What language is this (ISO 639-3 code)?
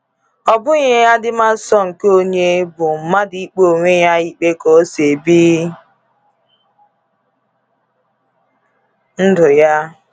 ibo